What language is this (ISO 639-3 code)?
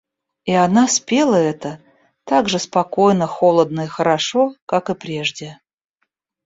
rus